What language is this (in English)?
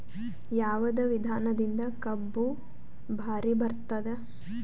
Kannada